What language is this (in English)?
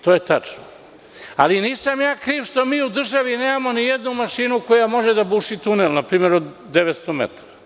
Serbian